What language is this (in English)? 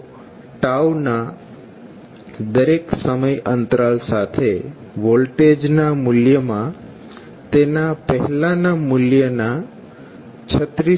Gujarati